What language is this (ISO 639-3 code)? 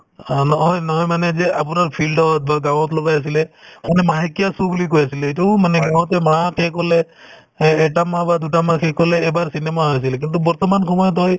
asm